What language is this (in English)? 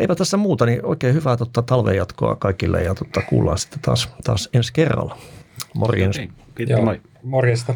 Finnish